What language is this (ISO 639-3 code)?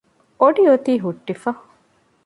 div